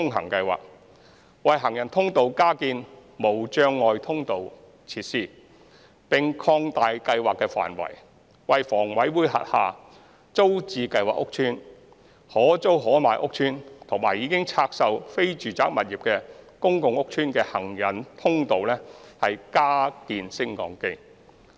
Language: Cantonese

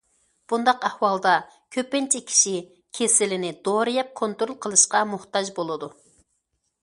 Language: Uyghur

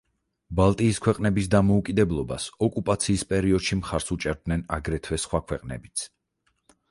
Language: Georgian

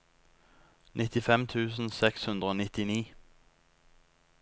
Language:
Norwegian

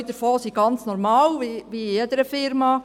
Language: Swiss German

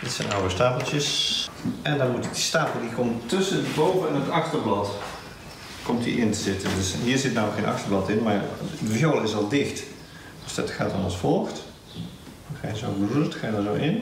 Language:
Dutch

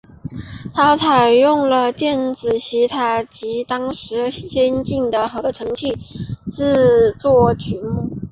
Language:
Chinese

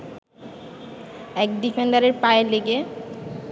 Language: Bangla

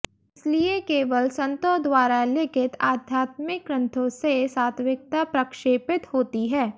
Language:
Hindi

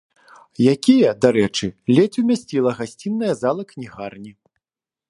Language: Belarusian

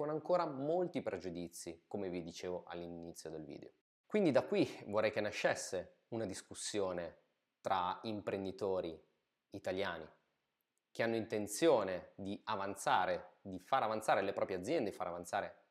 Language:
Italian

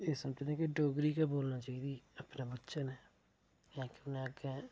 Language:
Dogri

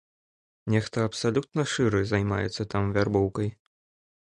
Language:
Belarusian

